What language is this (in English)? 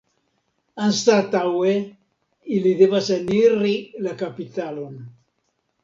Esperanto